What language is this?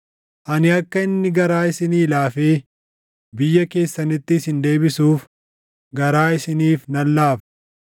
Oromo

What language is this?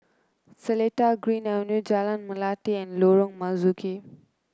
English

